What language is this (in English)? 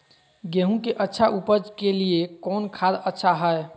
Magahi